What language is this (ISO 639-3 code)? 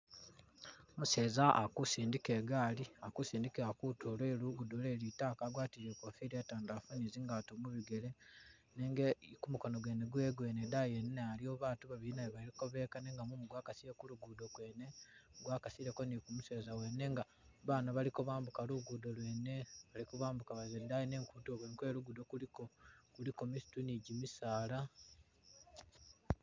myx